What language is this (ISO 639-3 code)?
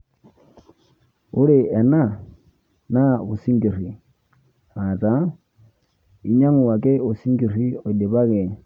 mas